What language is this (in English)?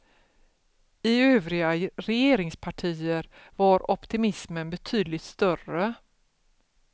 Swedish